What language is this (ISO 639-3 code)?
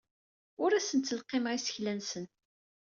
kab